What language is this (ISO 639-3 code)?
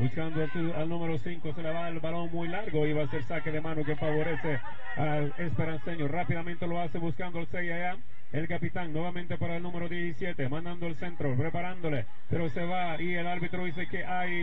spa